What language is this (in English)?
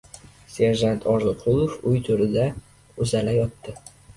Uzbek